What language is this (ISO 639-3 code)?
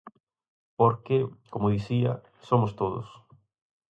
glg